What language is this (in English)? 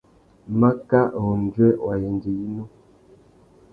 Tuki